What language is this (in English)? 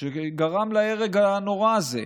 Hebrew